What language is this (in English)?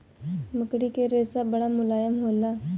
Bhojpuri